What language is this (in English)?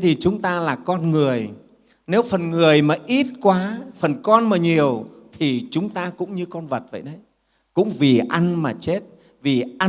Vietnamese